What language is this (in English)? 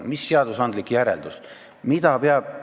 Estonian